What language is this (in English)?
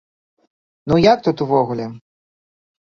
Belarusian